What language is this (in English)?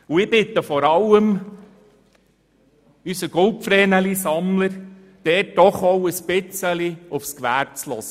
Swiss German